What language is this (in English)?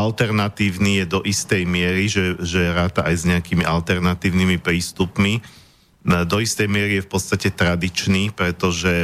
Slovak